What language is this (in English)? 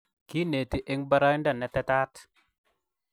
Kalenjin